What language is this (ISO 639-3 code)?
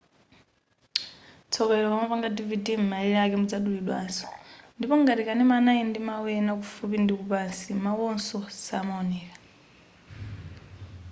nya